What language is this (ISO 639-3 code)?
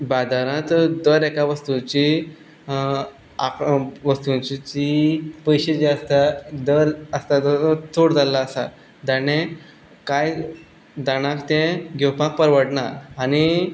kok